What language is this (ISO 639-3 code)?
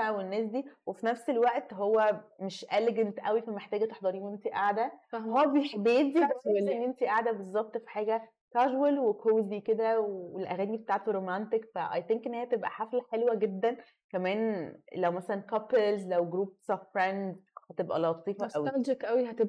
ara